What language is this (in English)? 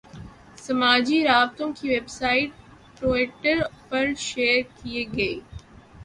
Urdu